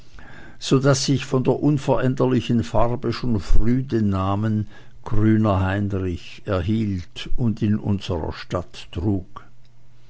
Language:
German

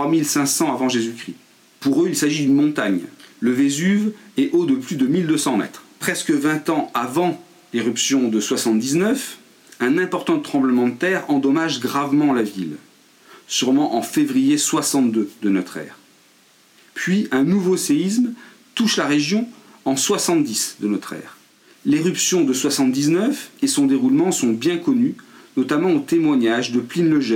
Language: French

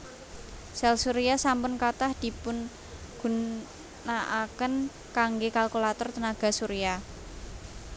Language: Javanese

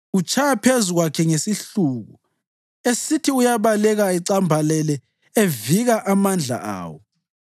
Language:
North Ndebele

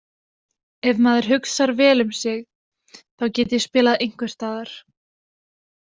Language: Icelandic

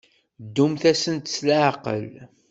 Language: Kabyle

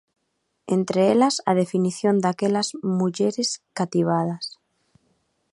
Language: Galician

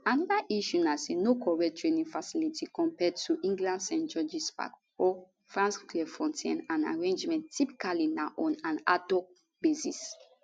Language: Nigerian Pidgin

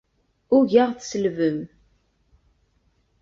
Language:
Kabyle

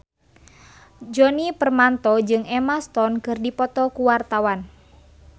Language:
Sundanese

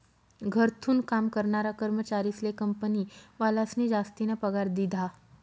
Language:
Marathi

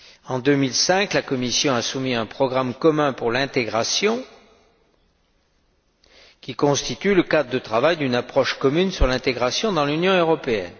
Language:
French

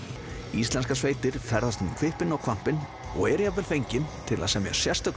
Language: Icelandic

